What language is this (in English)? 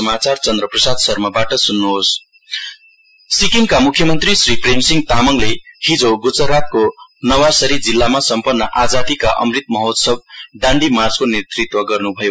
Nepali